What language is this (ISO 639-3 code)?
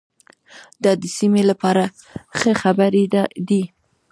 pus